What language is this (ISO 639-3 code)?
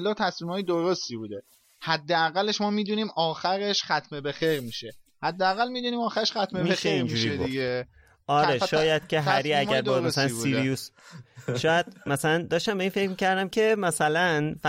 fas